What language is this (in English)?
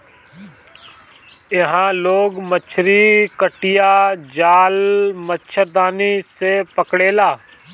Bhojpuri